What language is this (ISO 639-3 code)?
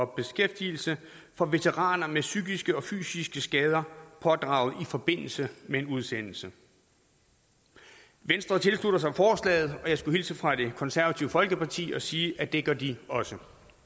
dan